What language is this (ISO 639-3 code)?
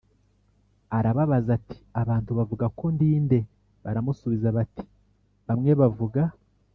kin